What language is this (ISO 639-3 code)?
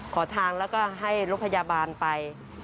tha